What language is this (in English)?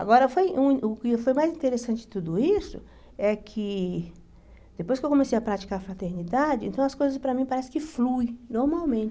Portuguese